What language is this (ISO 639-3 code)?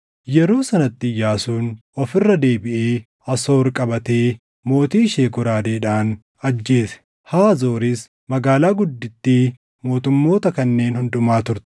orm